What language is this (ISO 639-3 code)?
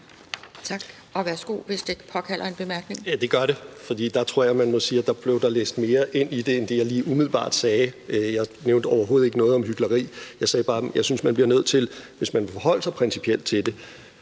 dan